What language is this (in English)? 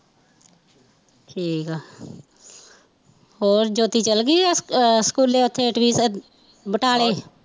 Punjabi